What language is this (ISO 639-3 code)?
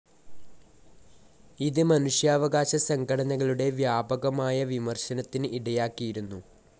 mal